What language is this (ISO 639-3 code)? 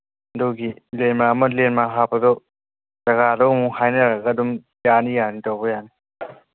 mni